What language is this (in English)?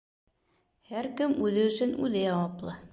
Bashkir